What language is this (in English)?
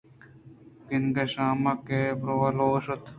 Eastern Balochi